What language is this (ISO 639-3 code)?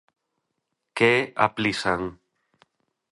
glg